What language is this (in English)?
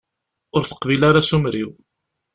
Kabyle